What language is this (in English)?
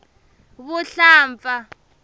Tsonga